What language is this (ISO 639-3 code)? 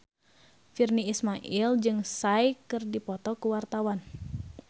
sun